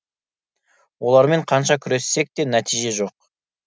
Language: Kazakh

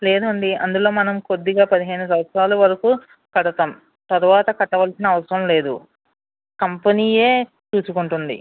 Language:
Telugu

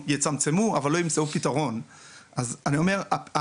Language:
Hebrew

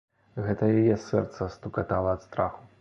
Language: Belarusian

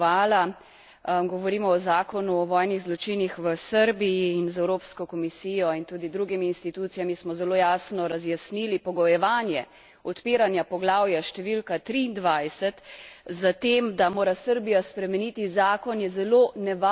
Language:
Slovenian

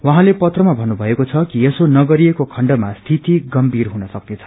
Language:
Nepali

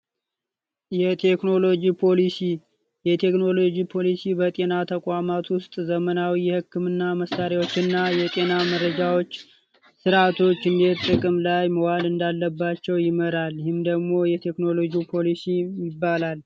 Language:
Amharic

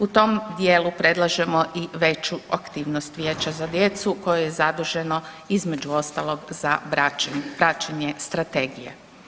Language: Croatian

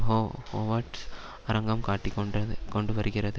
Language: Tamil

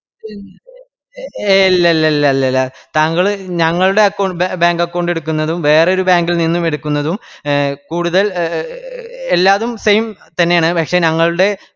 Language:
Malayalam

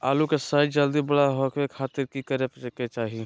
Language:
Magahi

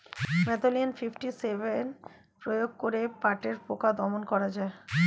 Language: Bangla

